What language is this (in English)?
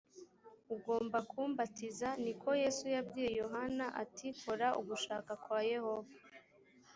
Kinyarwanda